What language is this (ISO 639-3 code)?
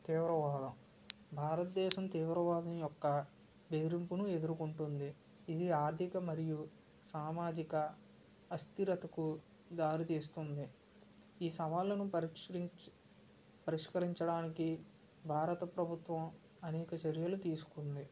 tel